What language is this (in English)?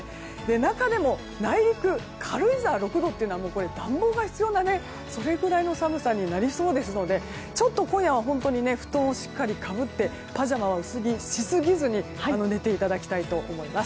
Japanese